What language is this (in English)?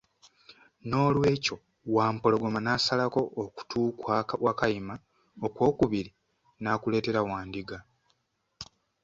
Ganda